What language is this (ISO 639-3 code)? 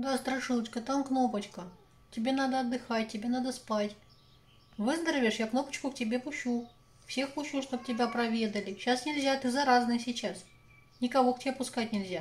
rus